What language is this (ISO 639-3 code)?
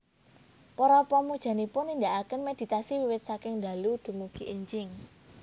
jav